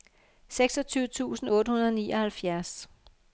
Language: Danish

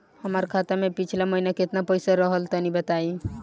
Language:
Bhojpuri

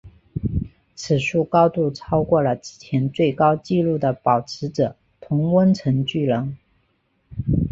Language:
Chinese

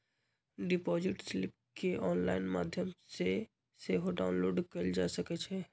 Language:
Magahi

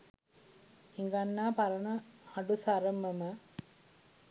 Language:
Sinhala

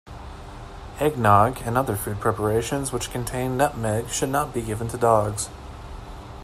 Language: English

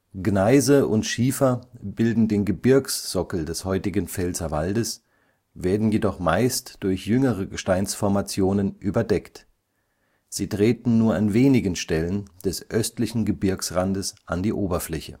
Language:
German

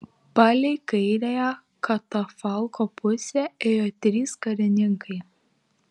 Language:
Lithuanian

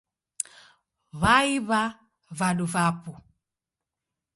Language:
Taita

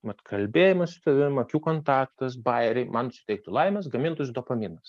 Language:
Lithuanian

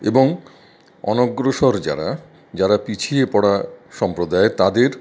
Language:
Bangla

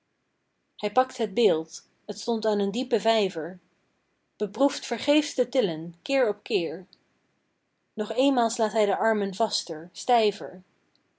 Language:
Dutch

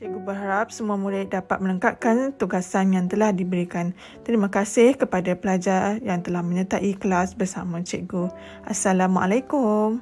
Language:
Malay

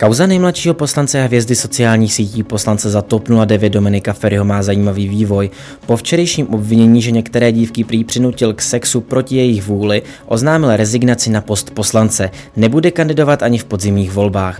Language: Czech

